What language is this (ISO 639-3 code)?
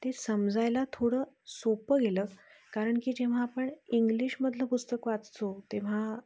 mar